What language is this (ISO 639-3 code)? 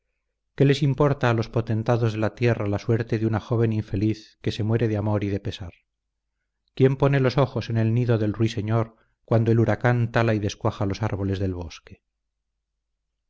spa